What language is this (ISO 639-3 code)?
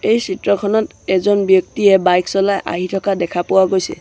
asm